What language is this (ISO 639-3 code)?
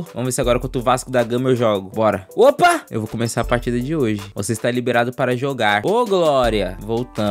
por